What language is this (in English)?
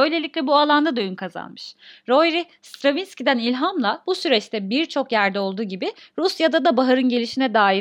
Turkish